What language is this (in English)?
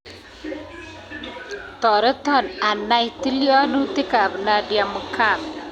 Kalenjin